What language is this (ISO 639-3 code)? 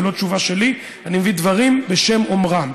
heb